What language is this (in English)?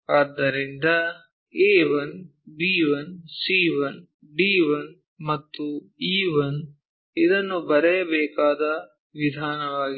Kannada